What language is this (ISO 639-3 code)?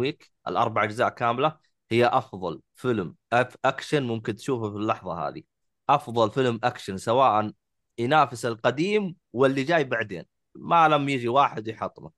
ara